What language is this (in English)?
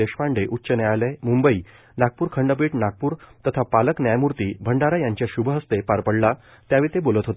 Marathi